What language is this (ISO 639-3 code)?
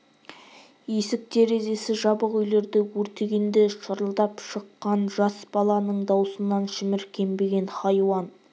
kaz